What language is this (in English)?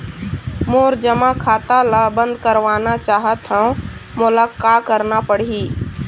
Chhattisgarhi